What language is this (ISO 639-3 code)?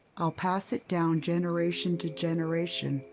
eng